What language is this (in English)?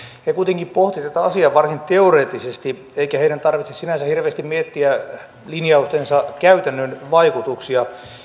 Finnish